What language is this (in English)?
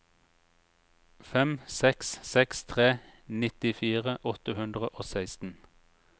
Norwegian